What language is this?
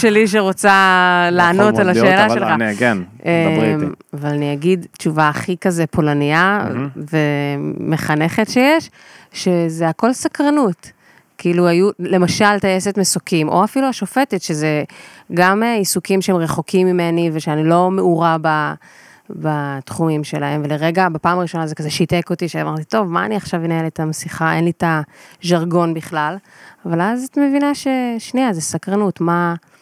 Hebrew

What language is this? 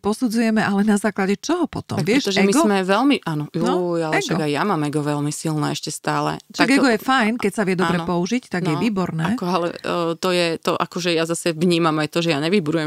Slovak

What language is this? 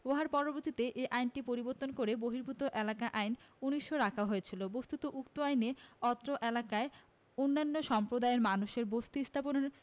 Bangla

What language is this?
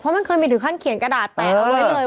Thai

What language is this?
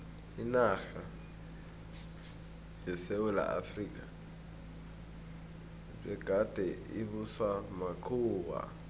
South Ndebele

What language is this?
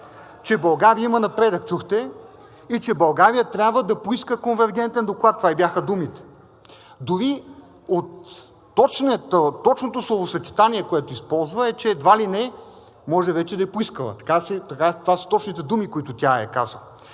Bulgarian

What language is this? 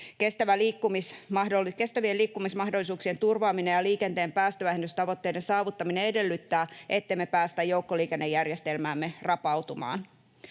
Finnish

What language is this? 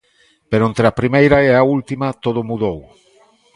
Galician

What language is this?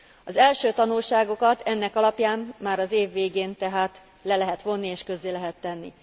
Hungarian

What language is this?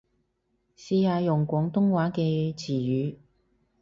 Cantonese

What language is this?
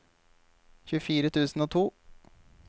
Norwegian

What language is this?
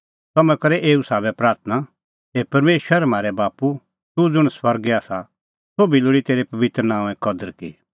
Kullu Pahari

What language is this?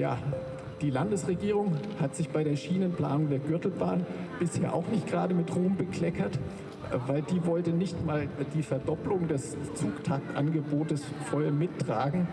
German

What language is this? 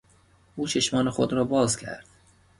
Persian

